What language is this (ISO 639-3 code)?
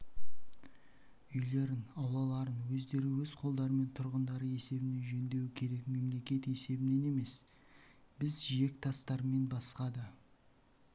kaz